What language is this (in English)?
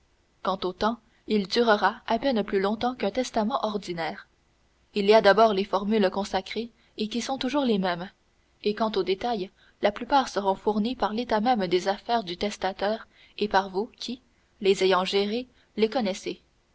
French